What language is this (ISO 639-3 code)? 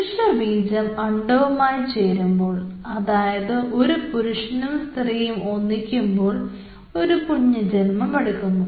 mal